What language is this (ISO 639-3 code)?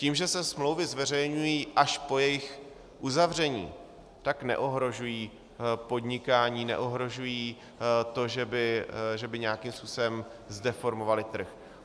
ces